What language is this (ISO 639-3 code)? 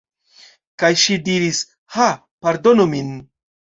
epo